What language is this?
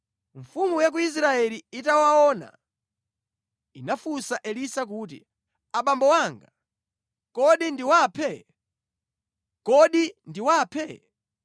Nyanja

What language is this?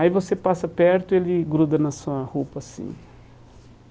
Portuguese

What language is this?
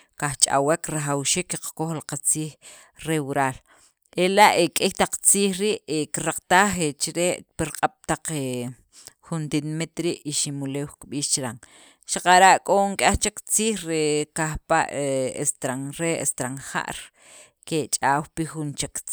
Sacapulteco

